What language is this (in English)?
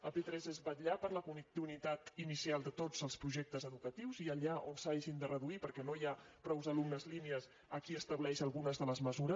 Catalan